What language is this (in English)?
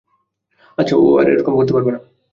Bangla